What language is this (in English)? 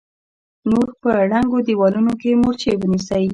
Pashto